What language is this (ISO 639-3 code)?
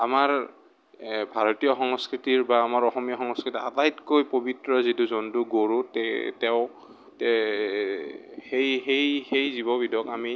asm